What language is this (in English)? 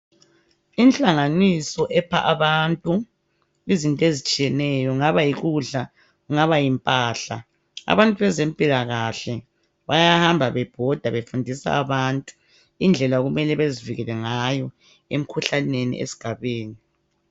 North Ndebele